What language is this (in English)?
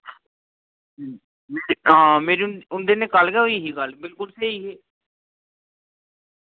Dogri